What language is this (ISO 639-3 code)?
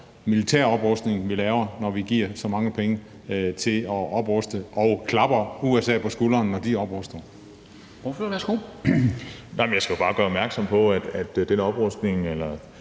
dan